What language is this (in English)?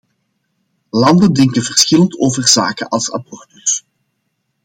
Dutch